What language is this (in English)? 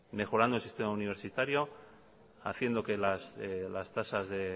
Spanish